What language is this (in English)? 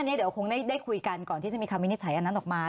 Thai